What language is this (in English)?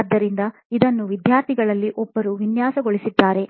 Kannada